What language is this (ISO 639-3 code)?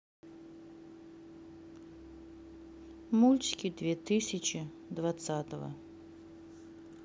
rus